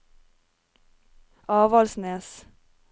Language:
Norwegian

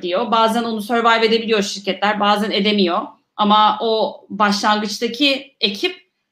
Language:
Turkish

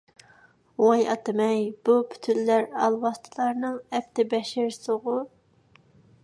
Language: Uyghur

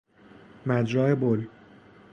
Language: Persian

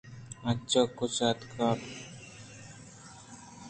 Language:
Eastern Balochi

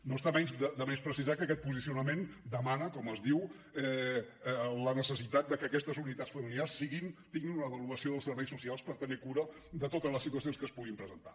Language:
Catalan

